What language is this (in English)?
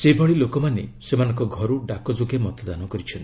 Odia